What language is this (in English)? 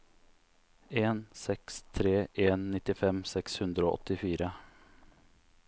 Norwegian